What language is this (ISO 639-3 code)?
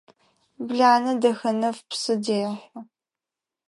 ady